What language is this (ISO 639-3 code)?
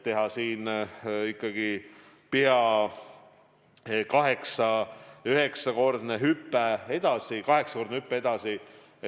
est